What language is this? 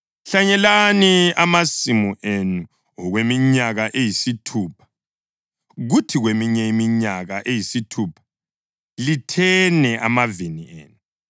North Ndebele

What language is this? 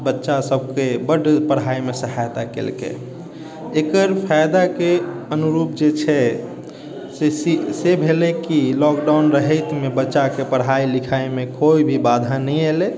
Maithili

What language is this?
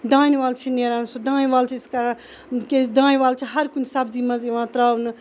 Kashmiri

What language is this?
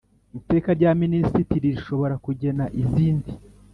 Kinyarwanda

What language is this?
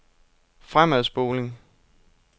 Danish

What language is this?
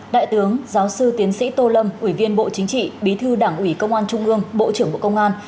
Vietnamese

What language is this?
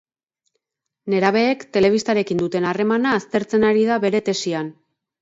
Basque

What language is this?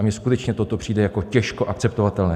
Czech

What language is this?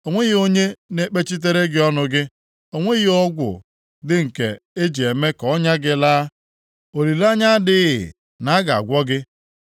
Igbo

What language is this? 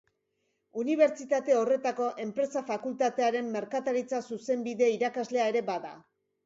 Basque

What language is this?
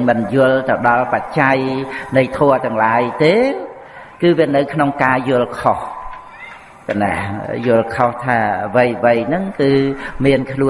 Vietnamese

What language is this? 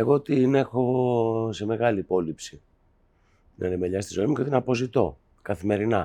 Greek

